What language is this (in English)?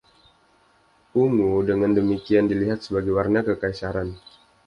Indonesian